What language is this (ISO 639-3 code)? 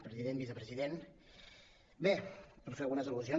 cat